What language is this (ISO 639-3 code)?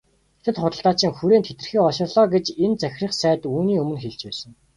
mon